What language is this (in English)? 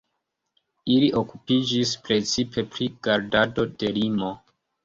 Esperanto